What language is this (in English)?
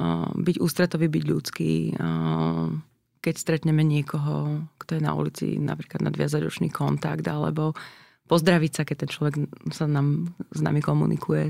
Slovak